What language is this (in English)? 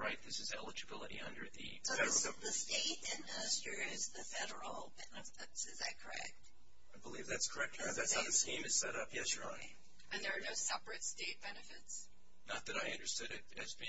English